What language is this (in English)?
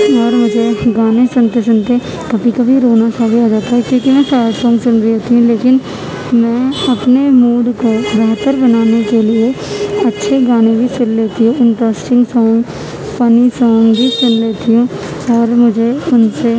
Urdu